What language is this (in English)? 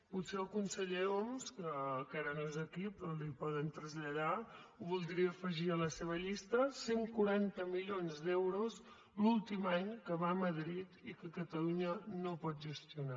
Catalan